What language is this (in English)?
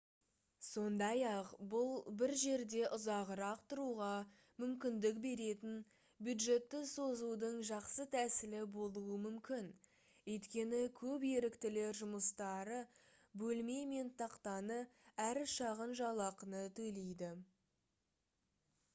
Kazakh